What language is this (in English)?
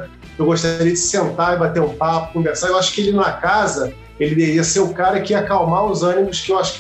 Portuguese